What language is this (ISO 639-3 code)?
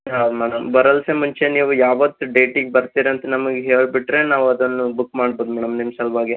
kan